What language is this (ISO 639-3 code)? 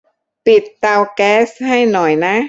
tha